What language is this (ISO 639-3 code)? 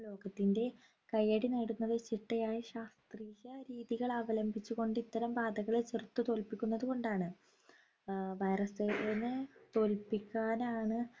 mal